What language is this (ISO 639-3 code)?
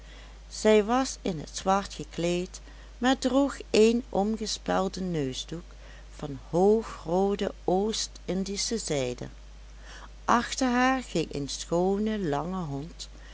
nld